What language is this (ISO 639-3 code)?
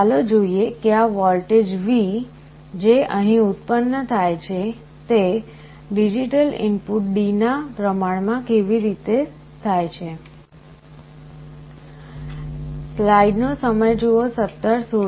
guj